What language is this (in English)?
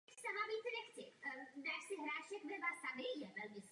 Czech